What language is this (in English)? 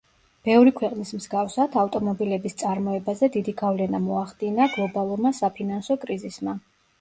Georgian